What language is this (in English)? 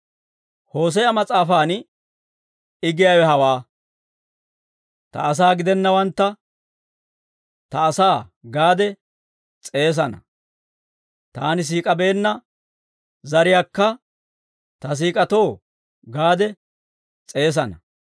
Dawro